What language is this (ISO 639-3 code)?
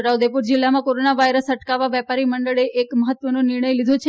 guj